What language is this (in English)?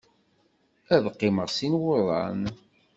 Kabyle